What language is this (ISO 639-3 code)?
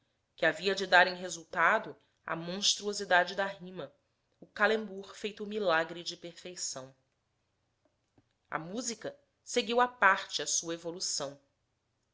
por